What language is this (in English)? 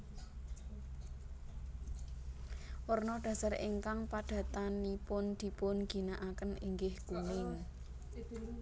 Javanese